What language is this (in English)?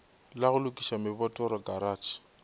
Northern Sotho